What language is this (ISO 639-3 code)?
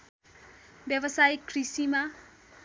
nep